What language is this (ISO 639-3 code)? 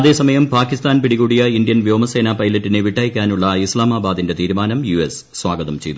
mal